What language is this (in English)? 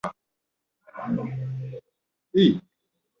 Ganda